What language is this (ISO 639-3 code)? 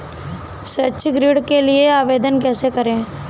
hin